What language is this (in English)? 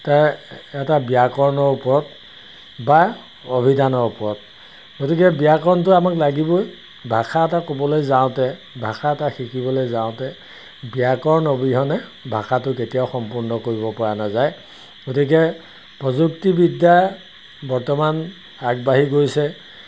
Assamese